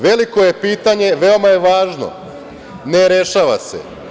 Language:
Serbian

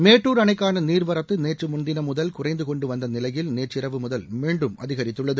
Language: Tamil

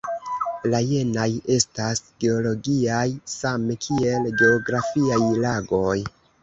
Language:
Esperanto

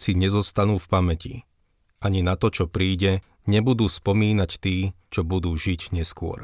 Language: Slovak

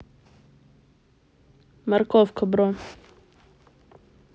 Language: Russian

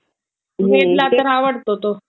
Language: Marathi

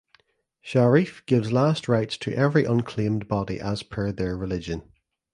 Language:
English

